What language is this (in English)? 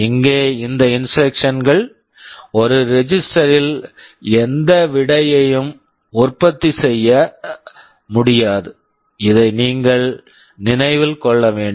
Tamil